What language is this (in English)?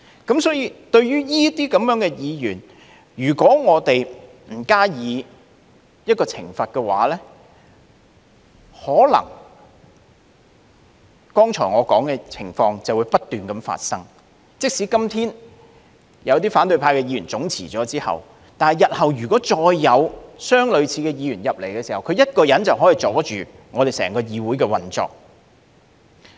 Cantonese